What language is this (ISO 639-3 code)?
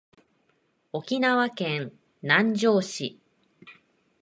jpn